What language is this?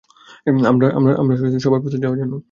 Bangla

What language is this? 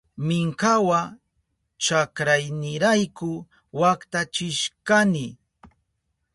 Southern Pastaza Quechua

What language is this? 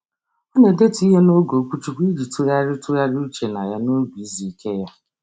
Igbo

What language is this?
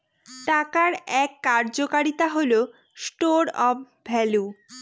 Bangla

